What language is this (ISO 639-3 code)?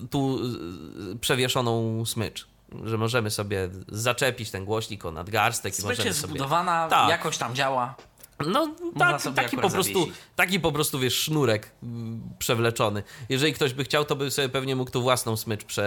pol